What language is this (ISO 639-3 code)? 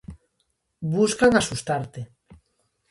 glg